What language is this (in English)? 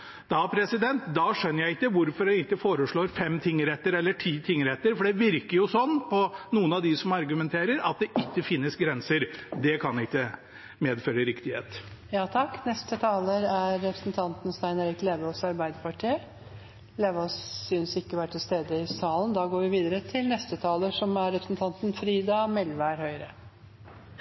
Norwegian